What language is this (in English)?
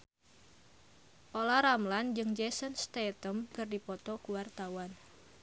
Sundanese